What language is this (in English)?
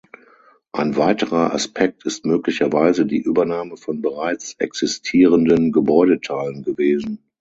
German